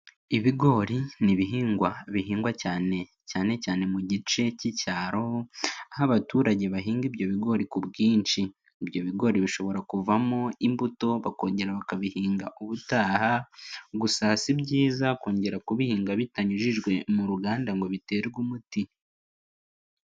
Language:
Kinyarwanda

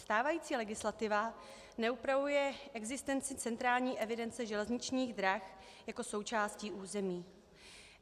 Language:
Czech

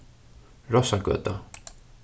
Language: Faroese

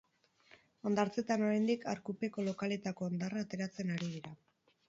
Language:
Basque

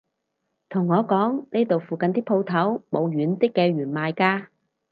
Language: Cantonese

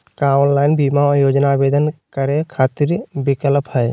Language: Magahi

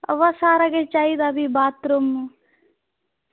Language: Dogri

